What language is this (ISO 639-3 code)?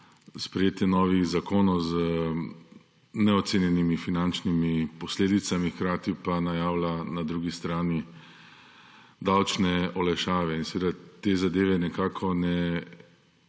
slv